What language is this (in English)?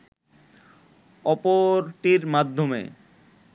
Bangla